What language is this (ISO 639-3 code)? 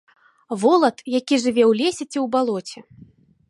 bel